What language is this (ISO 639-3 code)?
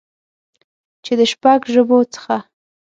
pus